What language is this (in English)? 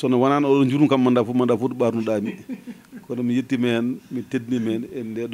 French